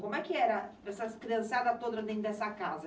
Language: Portuguese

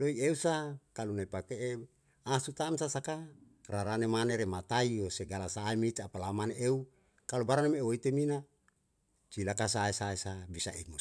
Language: Yalahatan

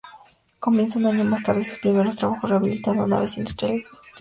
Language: Spanish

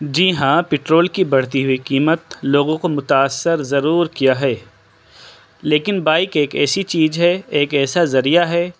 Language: Urdu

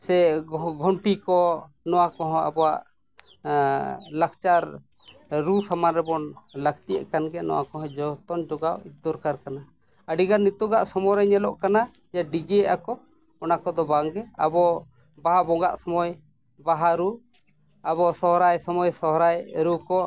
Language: Santali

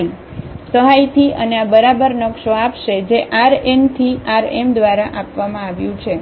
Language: Gujarati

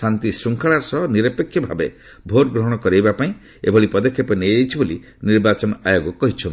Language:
Odia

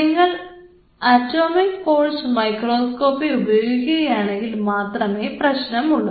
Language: Malayalam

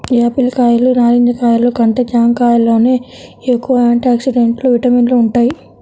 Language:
Telugu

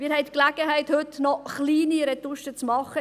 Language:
Swiss German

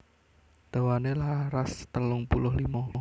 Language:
Javanese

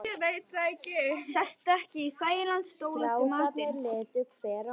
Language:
Icelandic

